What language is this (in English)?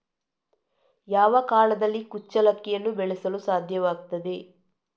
Kannada